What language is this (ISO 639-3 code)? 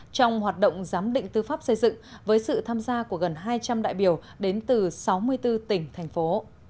vie